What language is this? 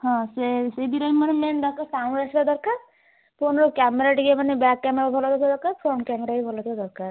Odia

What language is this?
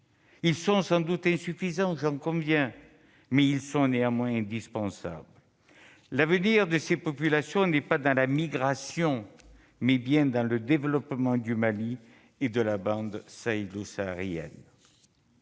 French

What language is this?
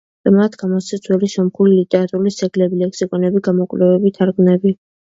Georgian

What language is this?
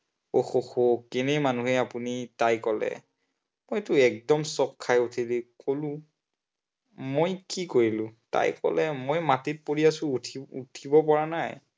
Assamese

